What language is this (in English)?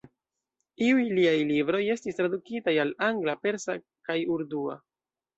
Esperanto